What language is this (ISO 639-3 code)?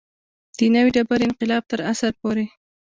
pus